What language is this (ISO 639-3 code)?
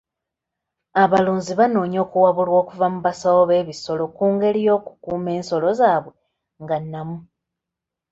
lug